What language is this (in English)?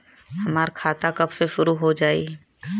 Bhojpuri